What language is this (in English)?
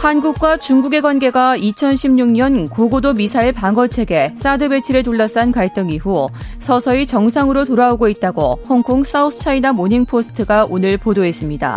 Korean